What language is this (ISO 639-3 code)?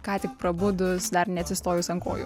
lit